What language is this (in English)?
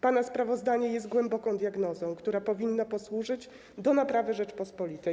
Polish